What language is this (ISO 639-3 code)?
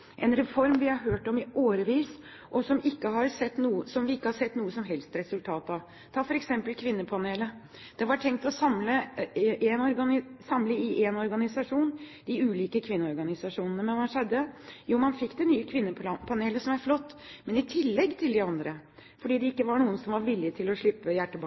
nob